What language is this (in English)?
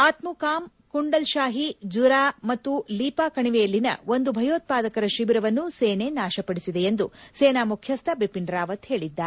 Kannada